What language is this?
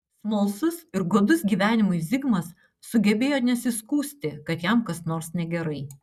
Lithuanian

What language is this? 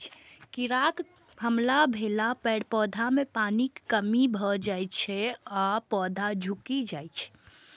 Maithili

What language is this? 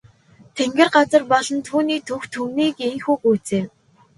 Mongolian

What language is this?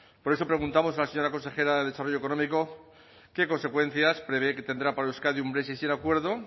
Spanish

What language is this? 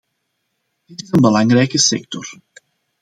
Dutch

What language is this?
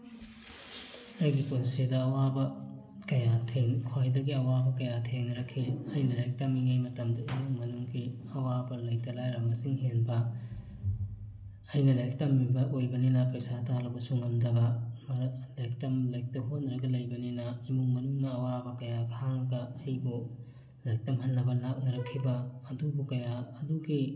Manipuri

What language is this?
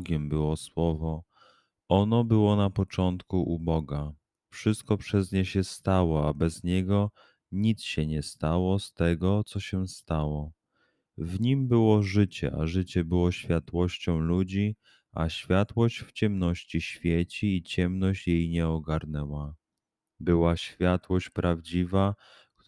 Polish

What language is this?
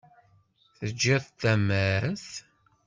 Kabyle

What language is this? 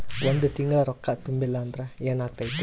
Kannada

